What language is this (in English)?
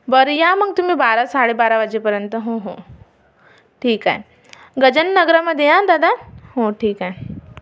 Marathi